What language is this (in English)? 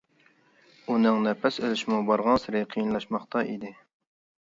Uyghur